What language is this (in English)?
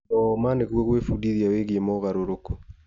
Kikuyu